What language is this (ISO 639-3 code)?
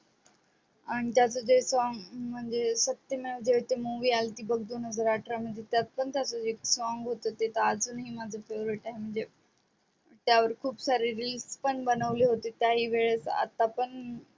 mar